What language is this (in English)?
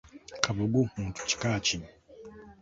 Ganda